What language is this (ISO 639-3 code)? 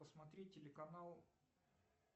rus